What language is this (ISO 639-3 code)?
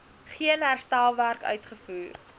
afr